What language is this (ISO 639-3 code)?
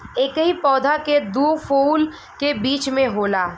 bho